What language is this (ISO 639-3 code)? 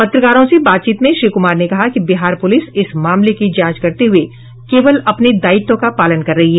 hin